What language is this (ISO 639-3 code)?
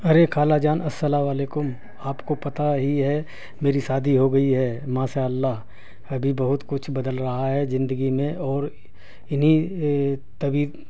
urd